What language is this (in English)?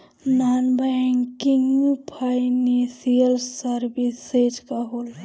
Bhojpuri